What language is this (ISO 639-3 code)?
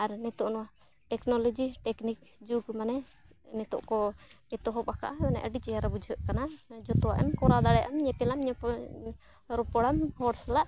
sat